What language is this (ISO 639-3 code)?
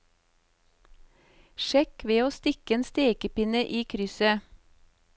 nor